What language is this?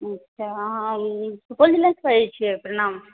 Maithili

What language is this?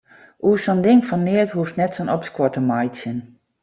Western Frisian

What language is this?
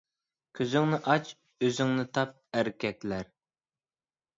Uyghur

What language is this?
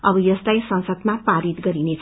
Nepali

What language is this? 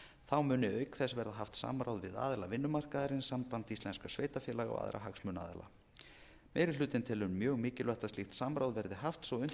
Icelandic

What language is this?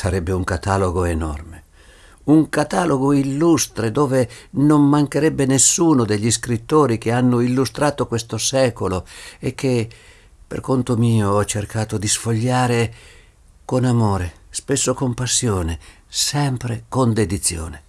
Italian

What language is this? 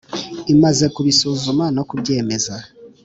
Kinyarwanda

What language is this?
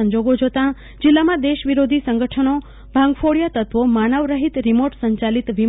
Gujarati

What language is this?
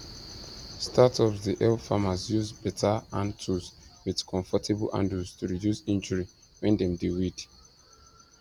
Nigerian Pidgin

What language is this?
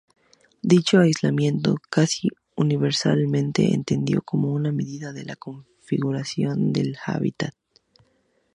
Spanish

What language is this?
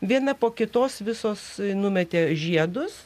Lithuanian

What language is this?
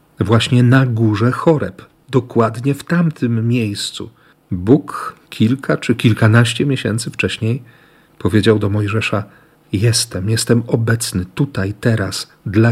Polish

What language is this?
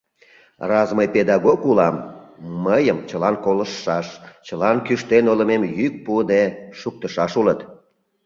Mari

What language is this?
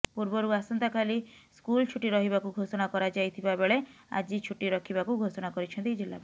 Odia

